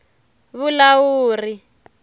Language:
Tsonga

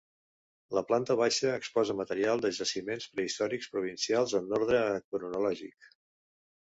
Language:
Catalan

